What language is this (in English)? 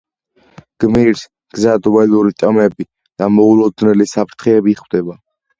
Georgian